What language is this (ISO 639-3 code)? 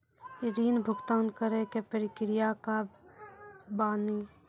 mai